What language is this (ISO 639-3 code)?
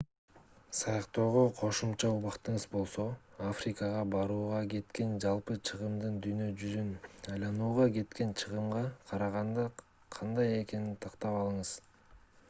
kir